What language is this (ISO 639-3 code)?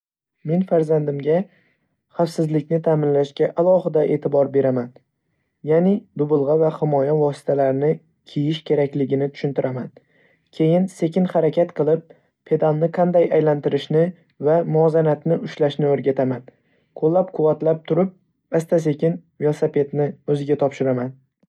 uzb